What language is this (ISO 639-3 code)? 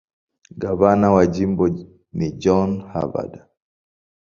swa